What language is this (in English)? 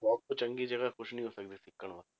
Punjabi